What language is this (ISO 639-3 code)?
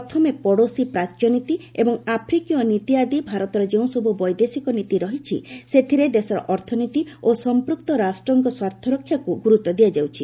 ori